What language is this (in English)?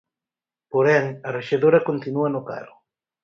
Galician